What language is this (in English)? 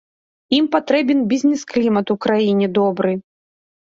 Belarusian